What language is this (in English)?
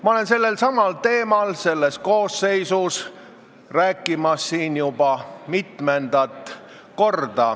Estonian